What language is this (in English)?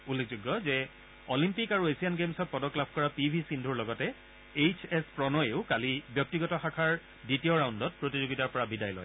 Assamese